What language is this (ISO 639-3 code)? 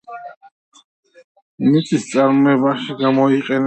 kat